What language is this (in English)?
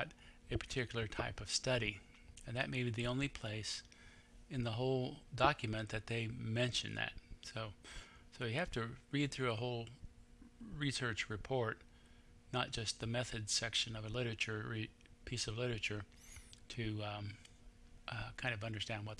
English